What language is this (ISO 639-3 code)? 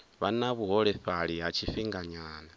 ven